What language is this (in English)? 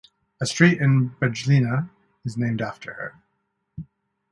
English